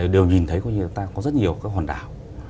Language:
Vietnamese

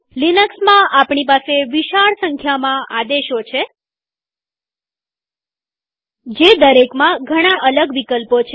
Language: Gujarati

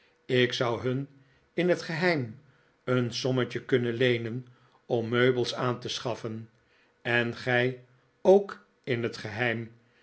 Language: Dutch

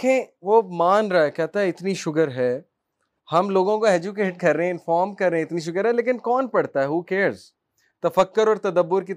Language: Urdu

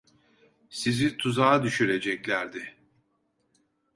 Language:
Turkish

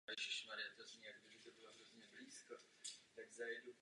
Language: Czech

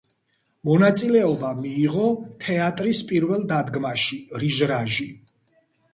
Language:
Georgian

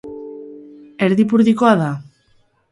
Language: Basque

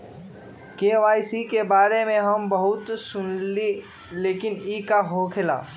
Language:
Magahi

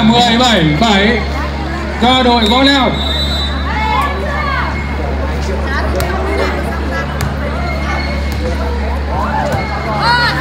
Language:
Vietnamese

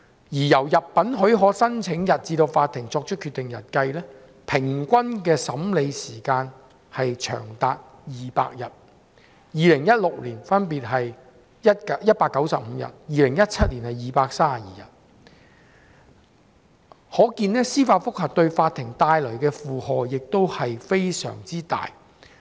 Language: Cantonese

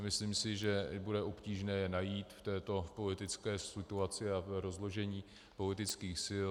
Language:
Czech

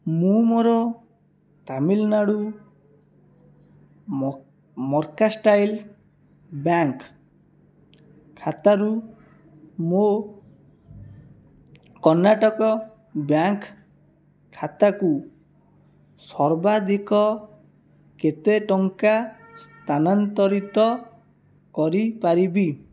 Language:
Odia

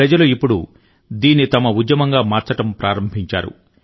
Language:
Telugu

